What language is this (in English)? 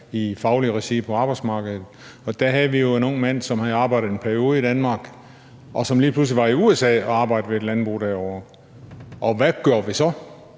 Danish